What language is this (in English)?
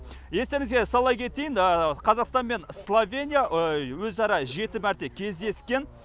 Kazakh